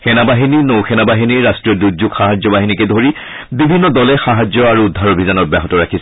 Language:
Assamese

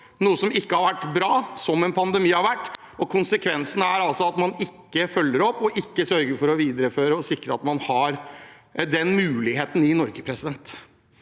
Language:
Norwegian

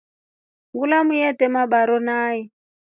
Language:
Rombo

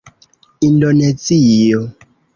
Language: Esperanto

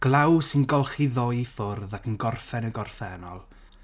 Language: Welsh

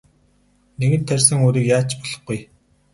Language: Mongolian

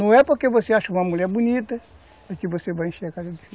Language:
Portuguese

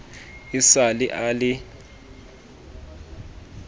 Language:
Southern Sotho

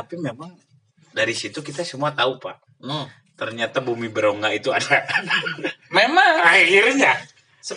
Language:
Indonesian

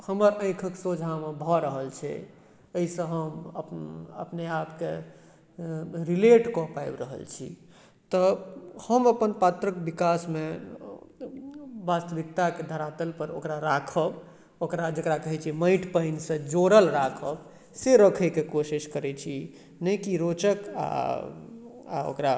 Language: Maithili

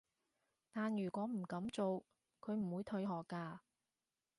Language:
Cantonese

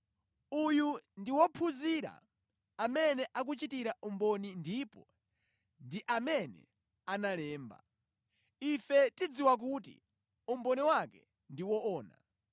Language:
Nyanja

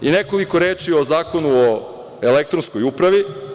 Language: Serbian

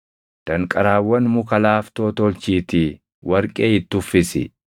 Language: Oromo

